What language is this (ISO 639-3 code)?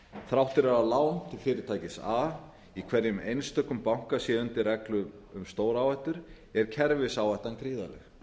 isl